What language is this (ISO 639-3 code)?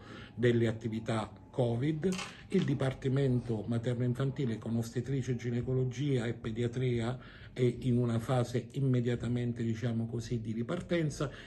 ita